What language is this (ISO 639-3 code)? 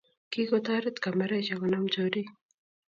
kln